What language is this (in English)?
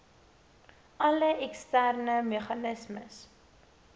Afrikaans